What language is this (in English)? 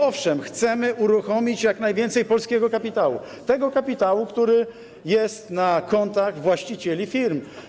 Polish